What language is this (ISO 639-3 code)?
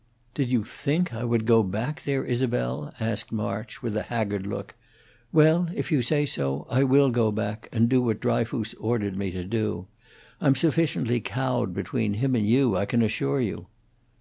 eng